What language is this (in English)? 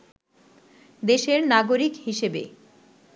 Bangla